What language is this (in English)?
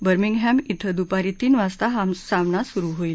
Marathi